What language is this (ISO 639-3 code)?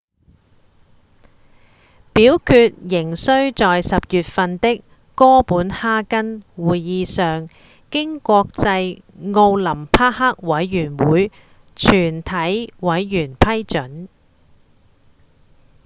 yue